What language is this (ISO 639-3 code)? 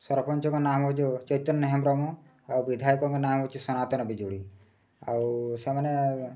ori